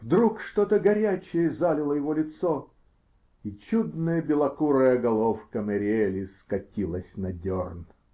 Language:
Russian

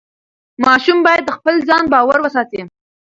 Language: Pashto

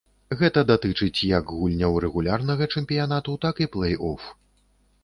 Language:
Belarusian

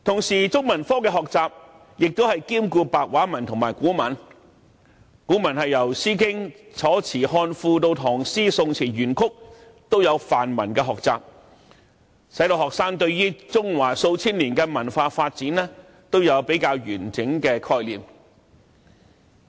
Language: Cantonese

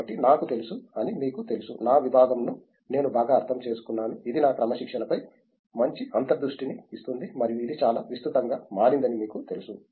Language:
Telugu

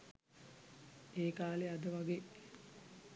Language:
Sinhala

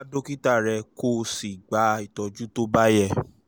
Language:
Yoruba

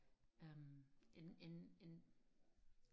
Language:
Danish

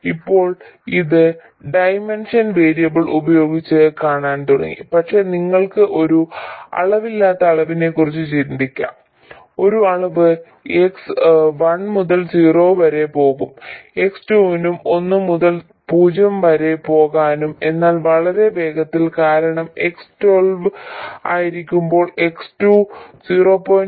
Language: Malayalam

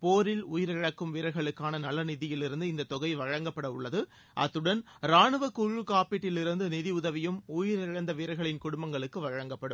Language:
Tamil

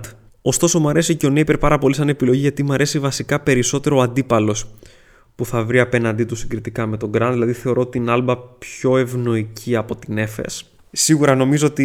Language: Greek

